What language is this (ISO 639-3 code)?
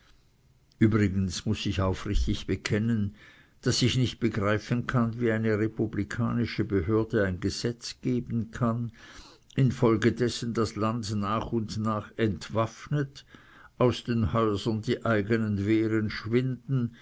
deu